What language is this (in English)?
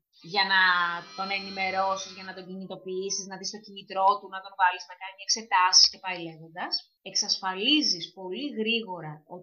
Greek